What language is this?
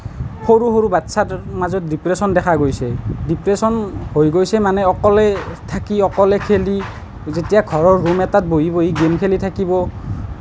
Assamese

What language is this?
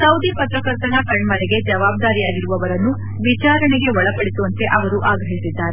Kannada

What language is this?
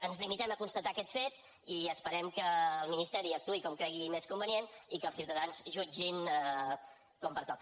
Catalan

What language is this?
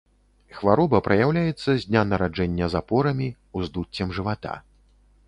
Belarusian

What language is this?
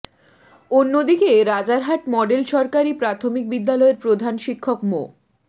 Bangla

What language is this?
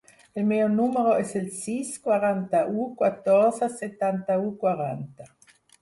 Catalan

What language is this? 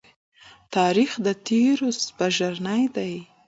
Pashto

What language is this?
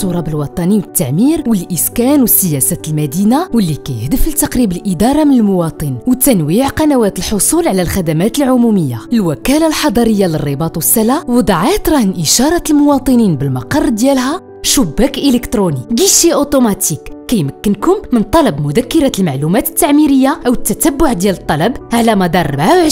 Arabic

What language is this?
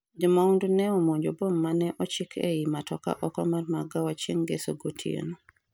Luo (Kenya and Tanzania)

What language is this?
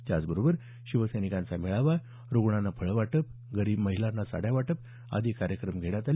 Marathi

